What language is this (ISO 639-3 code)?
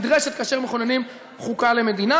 heb